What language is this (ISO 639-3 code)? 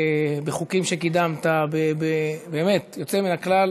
heb